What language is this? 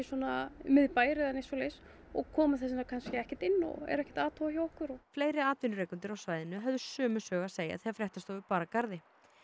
Icelandic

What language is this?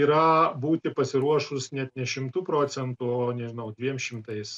Lithuanian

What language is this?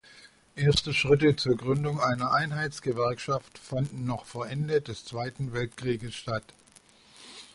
German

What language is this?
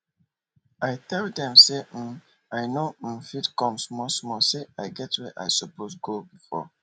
Nigerian Pidgin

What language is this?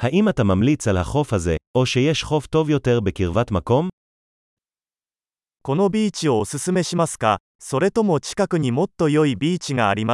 Hebrew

